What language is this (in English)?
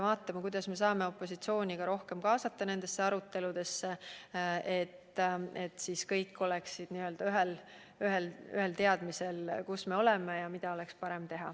Estonian